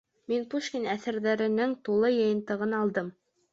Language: Bashkir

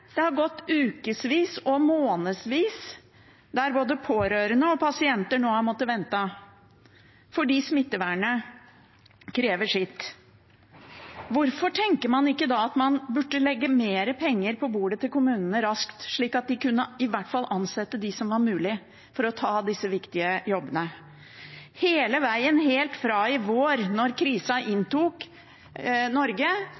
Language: Norwegian Bokmål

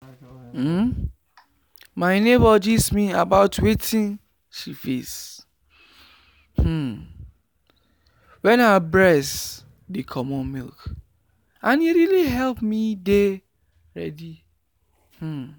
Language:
Nigerian Pidgin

